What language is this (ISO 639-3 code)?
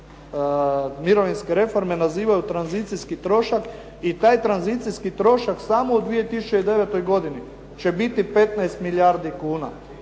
hrv